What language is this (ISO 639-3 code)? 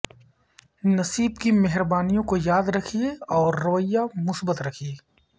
urd